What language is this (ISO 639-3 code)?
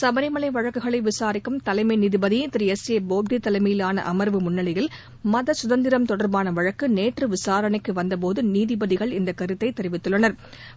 tam